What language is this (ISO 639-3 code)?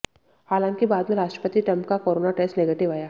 hin